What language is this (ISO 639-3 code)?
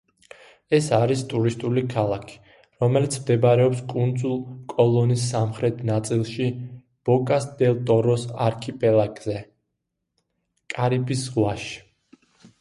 kat